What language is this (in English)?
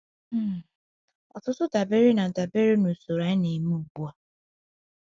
Igbo